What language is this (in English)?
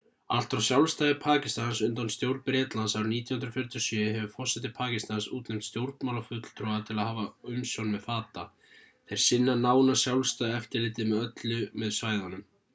Icelandic